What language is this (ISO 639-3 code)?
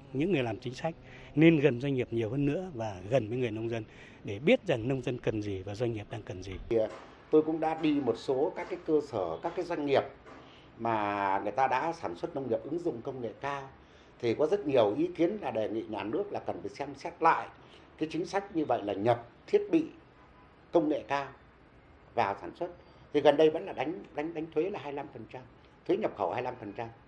vie